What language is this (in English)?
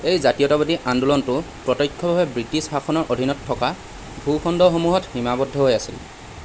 Assamese